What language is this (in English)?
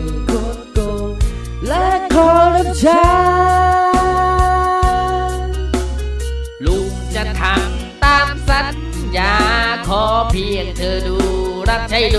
Thai